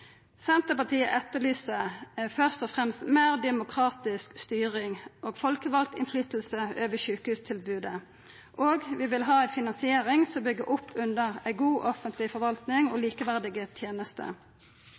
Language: Norwegian Nynorsk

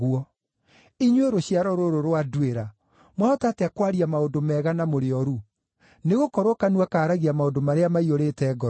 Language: Kikuyu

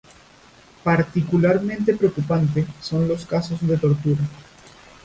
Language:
Spanish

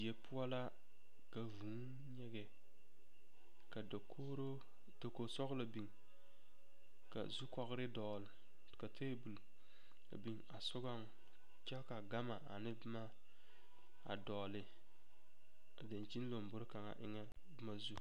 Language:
Southern Dagaare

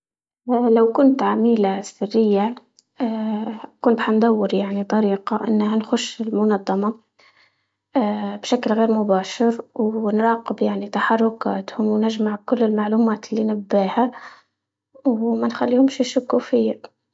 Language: Libyan Arabic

